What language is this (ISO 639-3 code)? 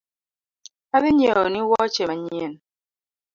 luo